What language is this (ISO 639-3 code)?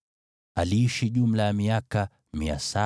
swa